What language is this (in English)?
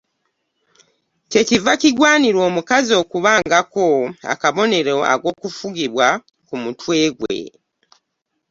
Ganda